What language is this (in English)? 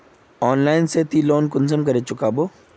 Magahi